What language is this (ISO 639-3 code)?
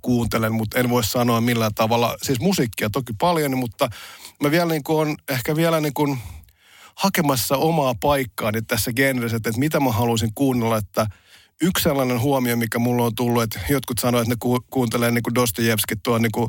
fin